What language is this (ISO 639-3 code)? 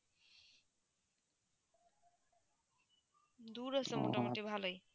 ben